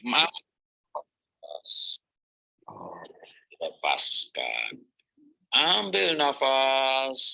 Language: Indonesian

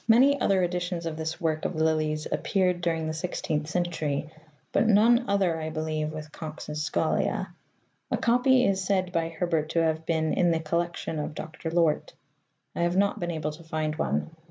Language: English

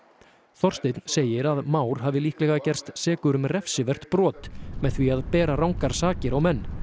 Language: Icelandic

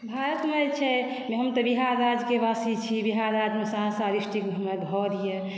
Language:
Maithili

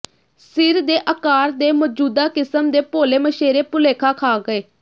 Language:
Punjabi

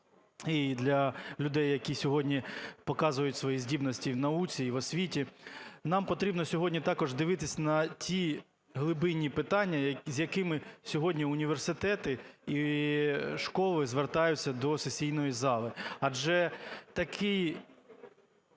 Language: Ukrainian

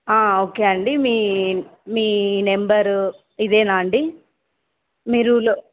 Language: Telugu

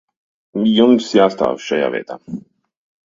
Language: Latvian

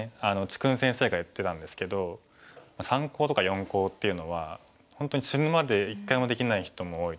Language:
Japanese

